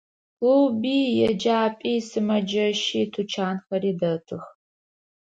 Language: Adyghe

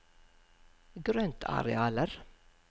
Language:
Norwegian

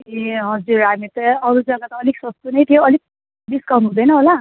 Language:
Nepali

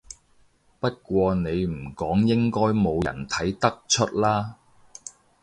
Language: Cantonese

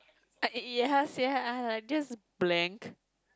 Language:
English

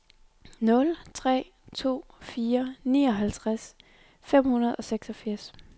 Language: Danish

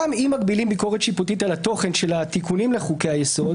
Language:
Hebrew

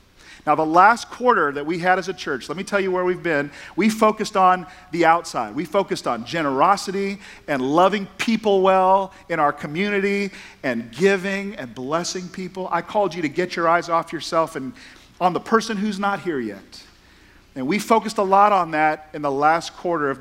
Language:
English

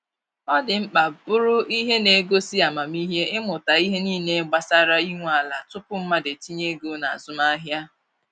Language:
Igbo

